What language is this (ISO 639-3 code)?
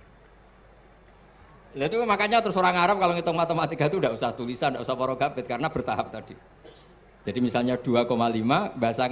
ind